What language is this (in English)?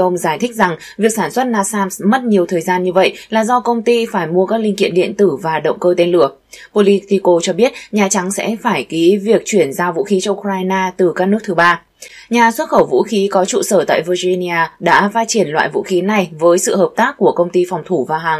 Vietnamese